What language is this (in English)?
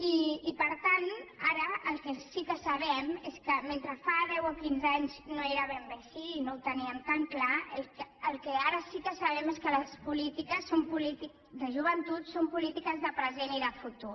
Catalan